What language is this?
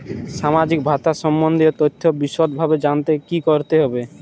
Bangla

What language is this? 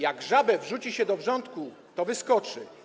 Polish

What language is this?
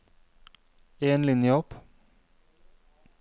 Norwegian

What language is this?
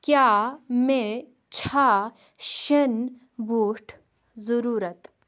Kashmiri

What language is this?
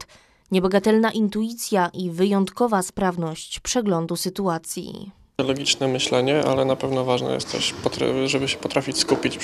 Polish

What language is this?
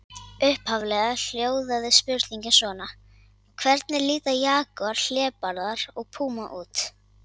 Icelandic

